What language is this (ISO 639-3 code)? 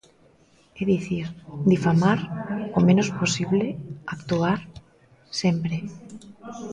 glg